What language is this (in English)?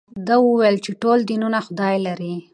Pashto